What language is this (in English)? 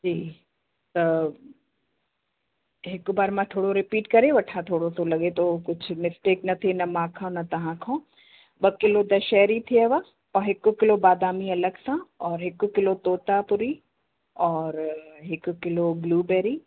Sindhi